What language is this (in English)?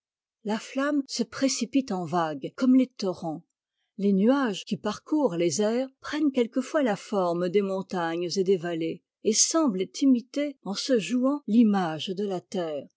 French